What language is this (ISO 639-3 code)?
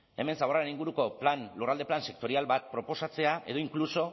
eus